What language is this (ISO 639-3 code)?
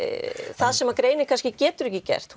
isl